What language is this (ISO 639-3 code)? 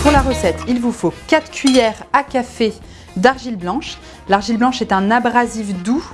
fra